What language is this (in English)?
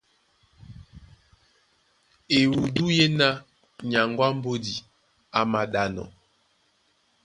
Duala